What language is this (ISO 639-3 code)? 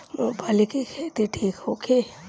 bho